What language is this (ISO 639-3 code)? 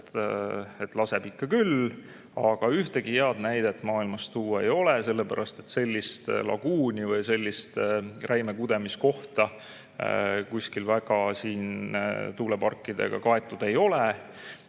est